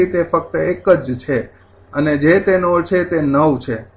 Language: Gujarati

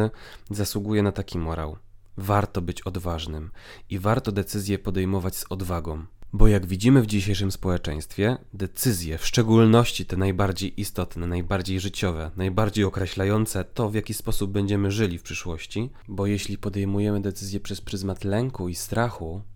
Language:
Polish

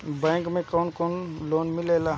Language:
Bhojpuri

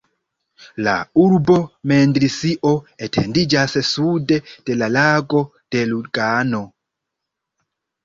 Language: Esperanto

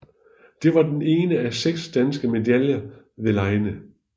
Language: Danish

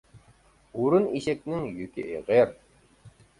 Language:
Uyghur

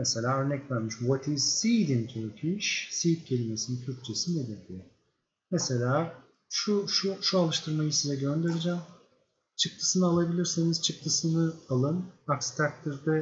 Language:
Turkish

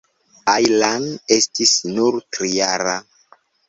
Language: Esperanto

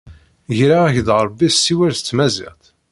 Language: Kabyle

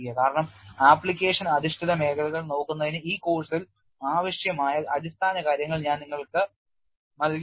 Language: Malayalam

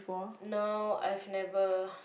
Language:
English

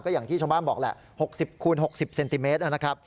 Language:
Thai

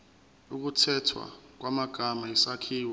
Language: Zulu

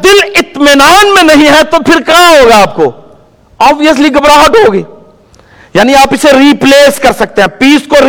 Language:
Urdu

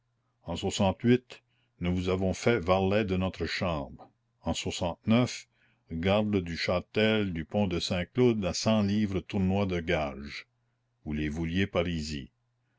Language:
French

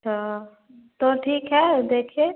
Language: Hindi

